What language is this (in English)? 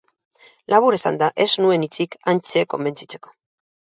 Basque